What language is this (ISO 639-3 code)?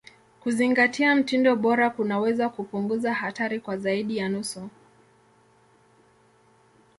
swa